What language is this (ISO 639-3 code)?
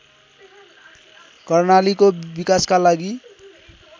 nep